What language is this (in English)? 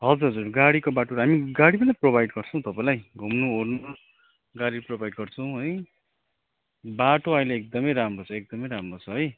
Nepali